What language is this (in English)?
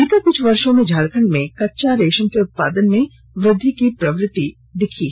Hindi